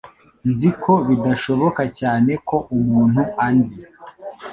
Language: Kinyarwanda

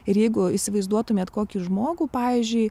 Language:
Lithuanian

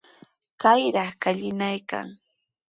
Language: Sihuas Ancash Quechua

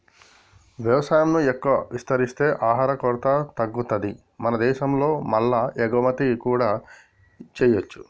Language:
Telugu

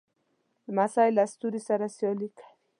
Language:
Pashto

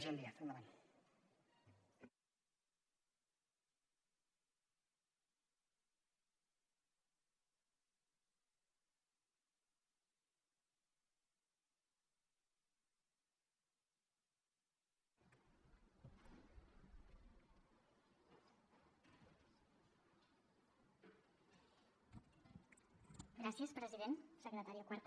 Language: Catalan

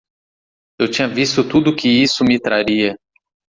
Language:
Portuguese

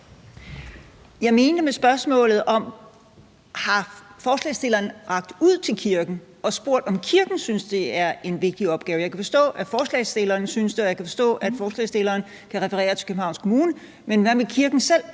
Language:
Danish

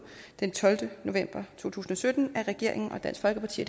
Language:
Danish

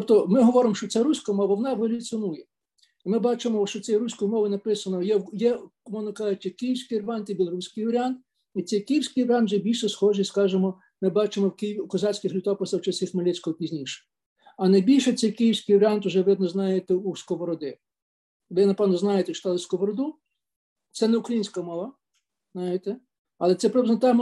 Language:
Ukrainian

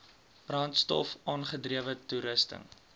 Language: Afrikaans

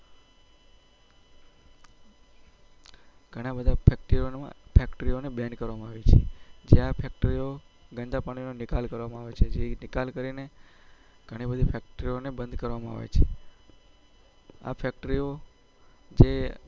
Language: Gujarati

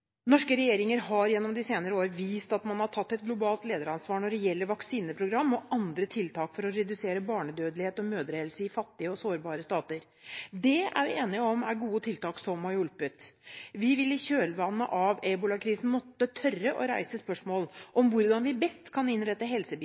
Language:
Norwegian Bokmål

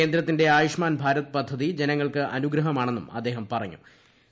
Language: Malayalam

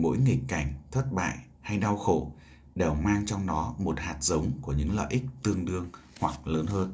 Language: Vietnamese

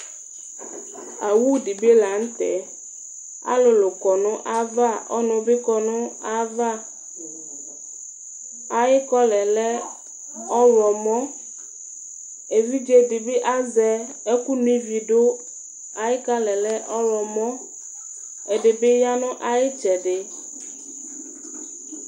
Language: Ikposo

